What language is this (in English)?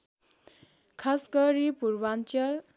Nepali